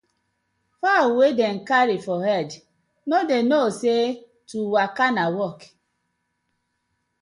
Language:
Nigerian Pidgin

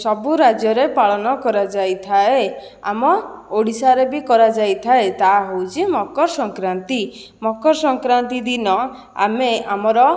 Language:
Odia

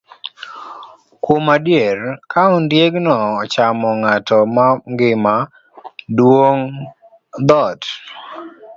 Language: Luo (Kenya and Tanzania)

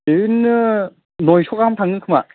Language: Bodo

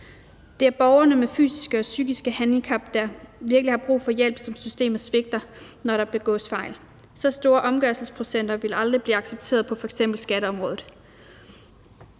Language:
Danish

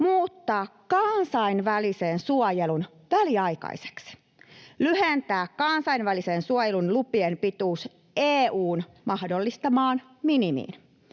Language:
Finnish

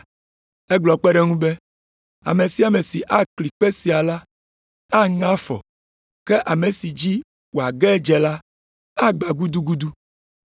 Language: Ewe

